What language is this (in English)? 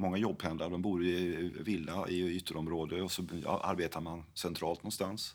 Swedish